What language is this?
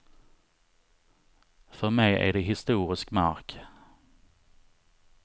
Swedish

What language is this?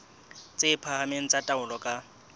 Southern Sotho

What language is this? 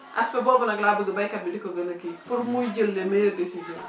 Wolof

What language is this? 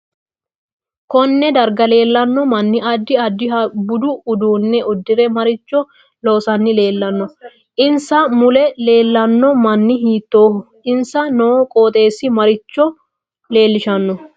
Sidamo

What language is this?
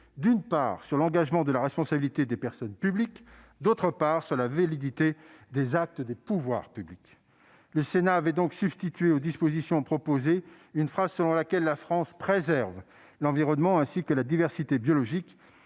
French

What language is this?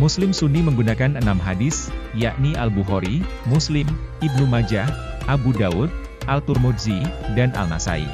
Indonesian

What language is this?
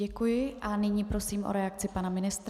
Czech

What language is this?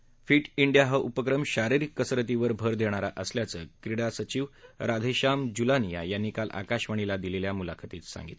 Marathi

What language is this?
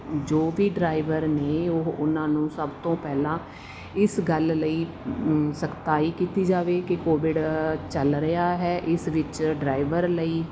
Punjabi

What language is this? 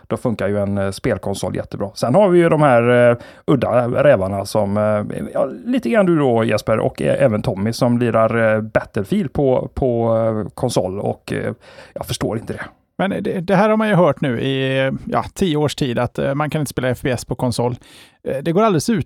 Swedish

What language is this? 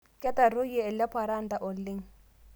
Masai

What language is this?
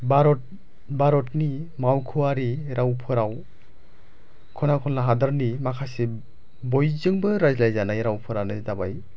Bodo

